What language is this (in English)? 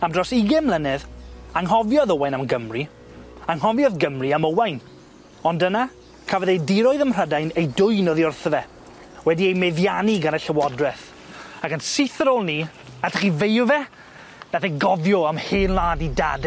Welsh